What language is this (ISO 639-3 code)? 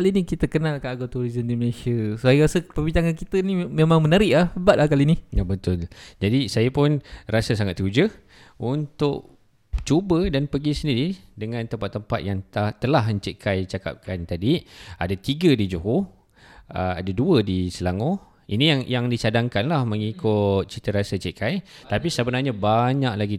msa